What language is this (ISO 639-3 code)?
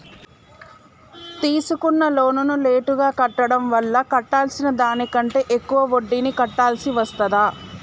tel